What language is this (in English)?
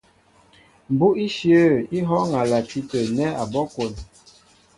Mbo (Cameroon)